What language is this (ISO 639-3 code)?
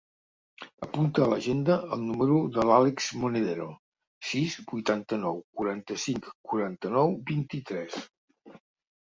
cat